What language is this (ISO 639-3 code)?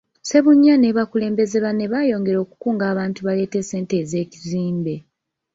lug